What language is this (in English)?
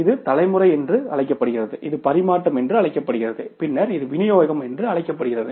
Tamil